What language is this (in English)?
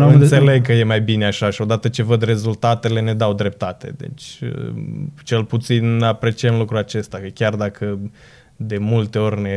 Romanian